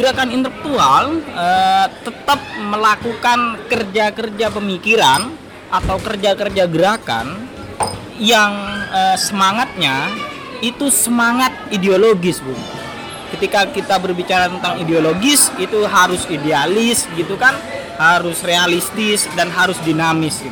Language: Indonesian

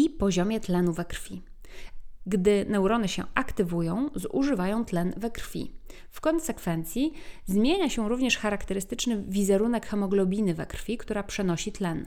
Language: Polish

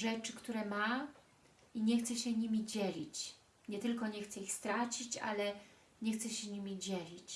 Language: Polish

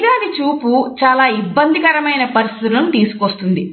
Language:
Telugu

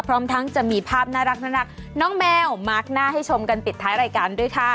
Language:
Thai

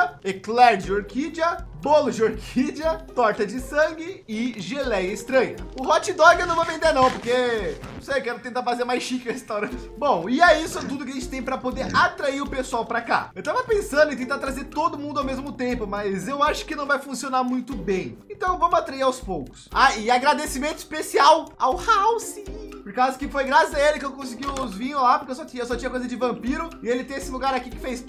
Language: Portuguese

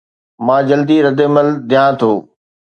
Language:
Sindhi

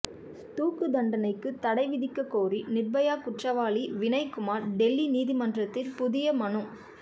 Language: Tamil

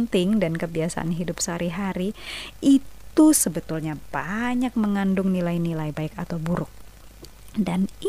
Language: Indonesian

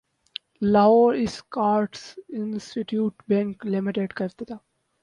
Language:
Urdu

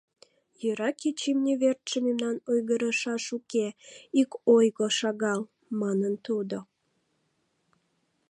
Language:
Mari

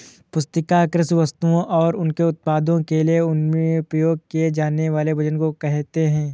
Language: Hindi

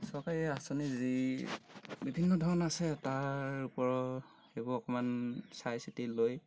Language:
Assamese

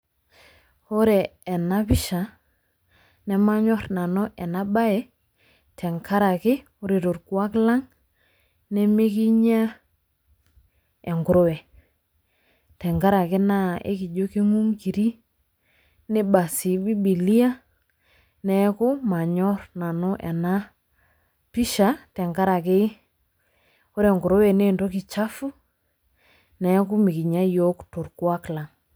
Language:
Masai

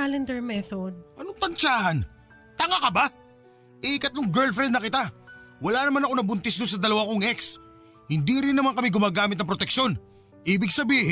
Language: Filipino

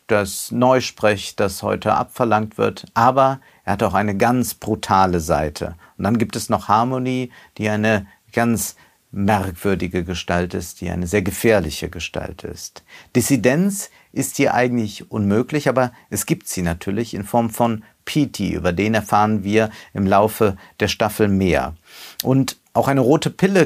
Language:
German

